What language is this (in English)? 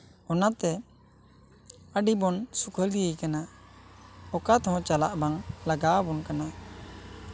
Santali